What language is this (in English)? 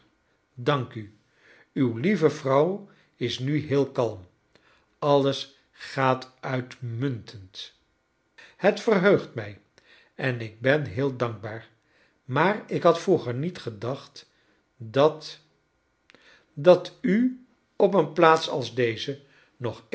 Dutch